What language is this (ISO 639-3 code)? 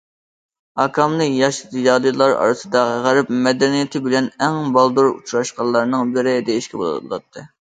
uig